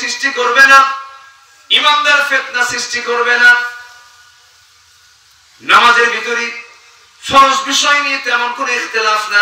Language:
Hindi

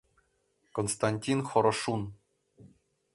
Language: Mari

